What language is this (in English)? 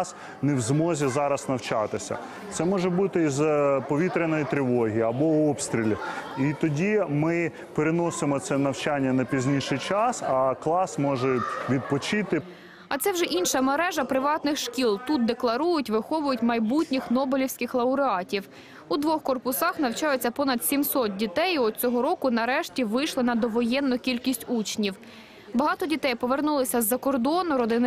Ukrainian